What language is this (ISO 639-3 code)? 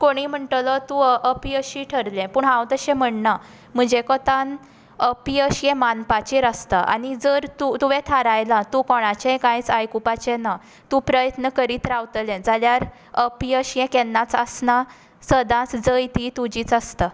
kok